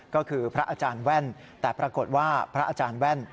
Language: Thai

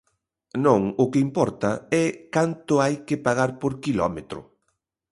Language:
Galician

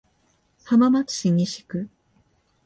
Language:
Japanese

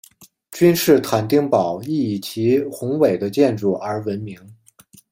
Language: Chinese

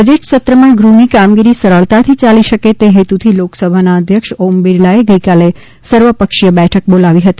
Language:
Gujarati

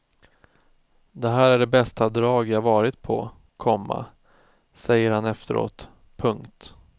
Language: Swedish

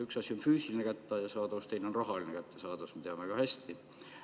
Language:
Estonian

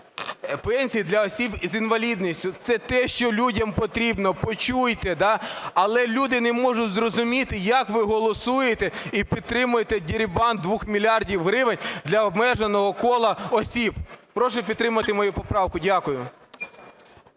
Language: Ukrainian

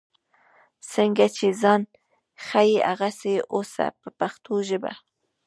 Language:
Pashto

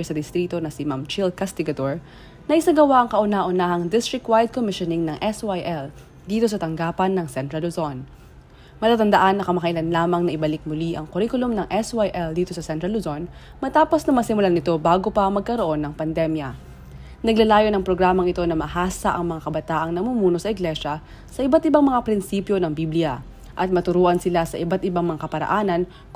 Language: Filipino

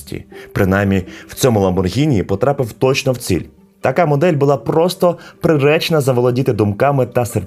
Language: Ukrainian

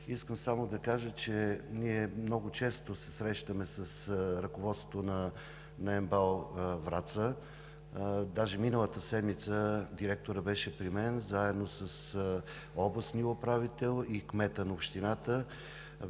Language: Bulgarian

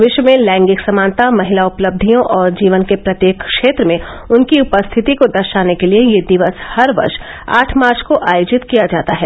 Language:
Hindi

